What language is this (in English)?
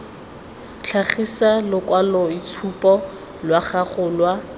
Tswana